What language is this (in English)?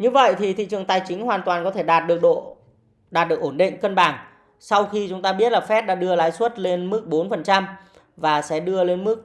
Vietnamese